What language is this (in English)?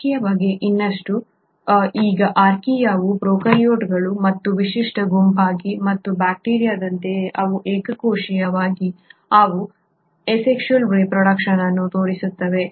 Kannada